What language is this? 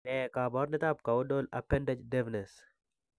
Kalenjin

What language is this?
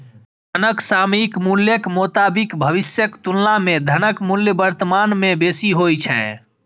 Maithili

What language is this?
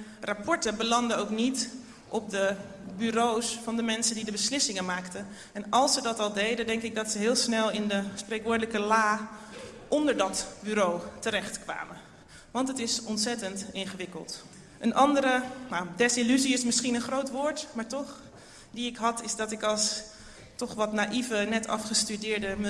Dutch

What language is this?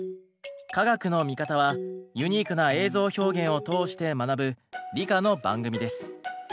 Japanese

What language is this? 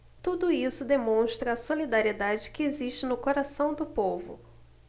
Portuguese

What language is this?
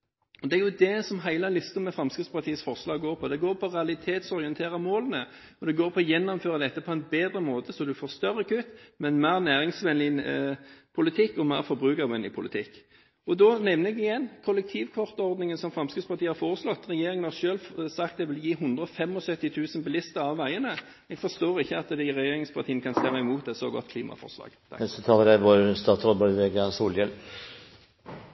Norwegian Bokmål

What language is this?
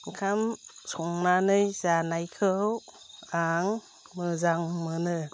Bodo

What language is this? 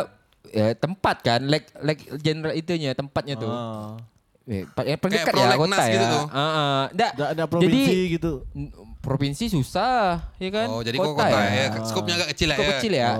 Indonesian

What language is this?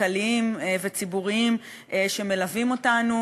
Hebrew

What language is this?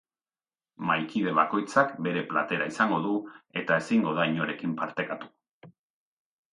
Basque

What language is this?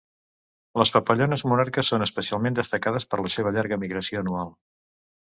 Catalan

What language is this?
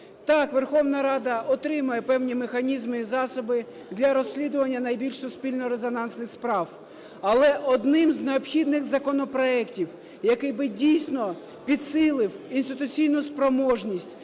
Ukrainian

